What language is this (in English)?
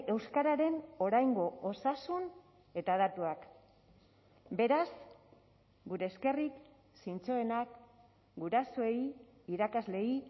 Basque